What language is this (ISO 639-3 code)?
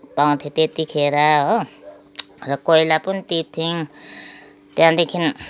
nep